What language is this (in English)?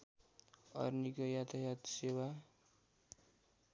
Nepali